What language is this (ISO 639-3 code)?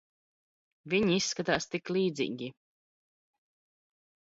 lav